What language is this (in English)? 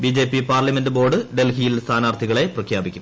Malayalam